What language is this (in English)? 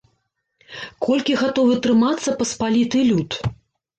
Belarusian